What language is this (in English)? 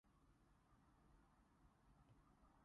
Cantonese